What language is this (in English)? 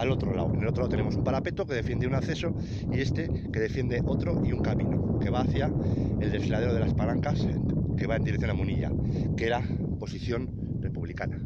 Spanish